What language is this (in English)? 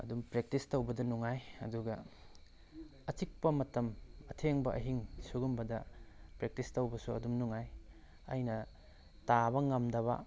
Manipuri